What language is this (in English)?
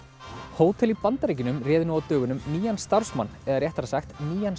Icelandic